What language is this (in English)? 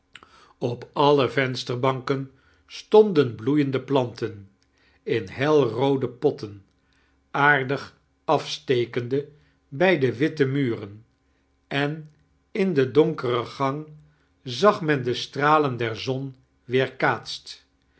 Dutch